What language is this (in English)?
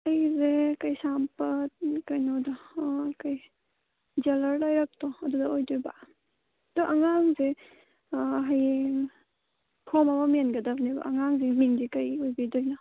Manipuri